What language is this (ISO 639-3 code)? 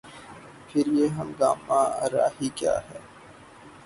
urd